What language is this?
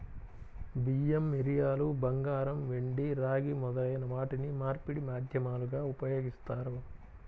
Telugu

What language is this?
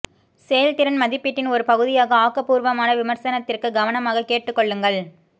Tamil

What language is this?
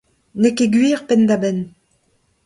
Breton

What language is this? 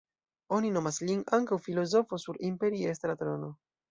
Esperanto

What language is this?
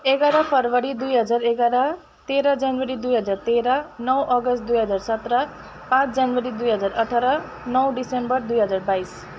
Nepali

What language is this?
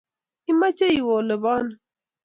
Kalenjin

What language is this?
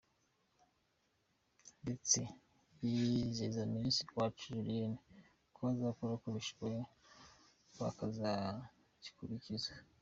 Kinyarwanda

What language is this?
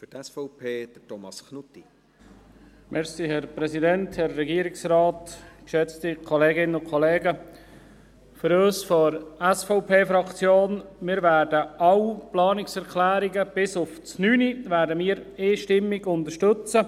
Swiss German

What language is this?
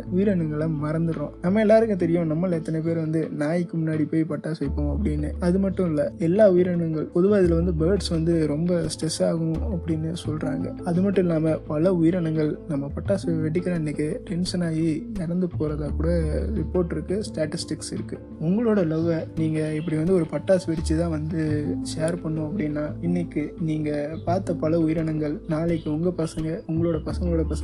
Tamil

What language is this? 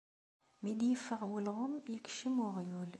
Kabyle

